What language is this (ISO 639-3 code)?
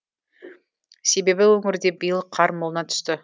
kaz